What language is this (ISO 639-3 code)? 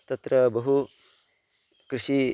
san